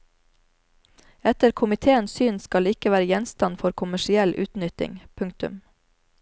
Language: Norwegian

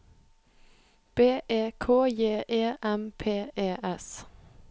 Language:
Norwegian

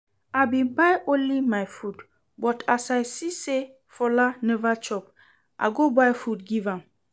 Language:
Nigerian Pidgin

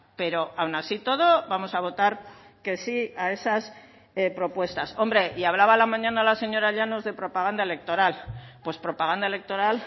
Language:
Spanish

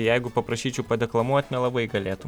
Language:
Lithuanian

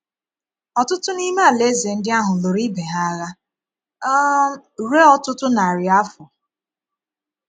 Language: Igbo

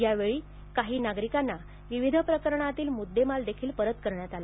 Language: Marathi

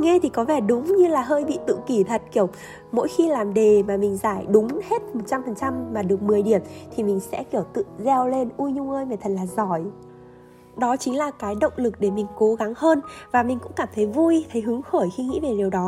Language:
Vietnamese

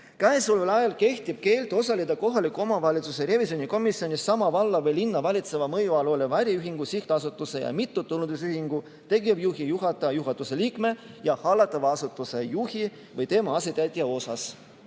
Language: Estonian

